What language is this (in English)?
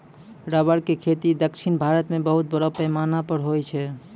Maithili